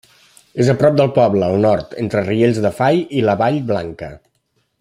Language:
Catalan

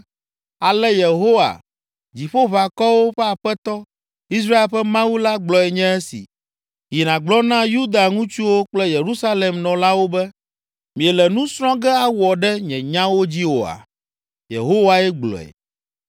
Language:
Ewe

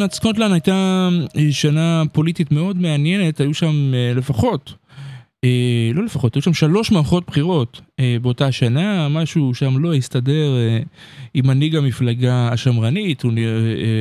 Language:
Hebrew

